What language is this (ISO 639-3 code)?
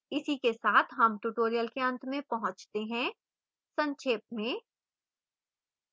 hin